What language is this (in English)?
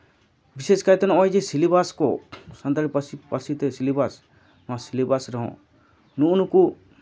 Santali